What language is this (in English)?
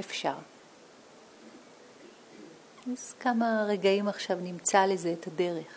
Hebrew